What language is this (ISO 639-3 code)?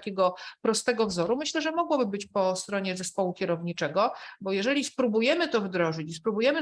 pol